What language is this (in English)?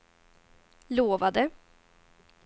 Swedish